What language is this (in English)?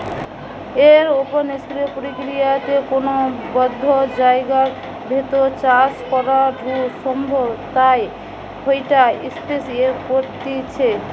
Bangla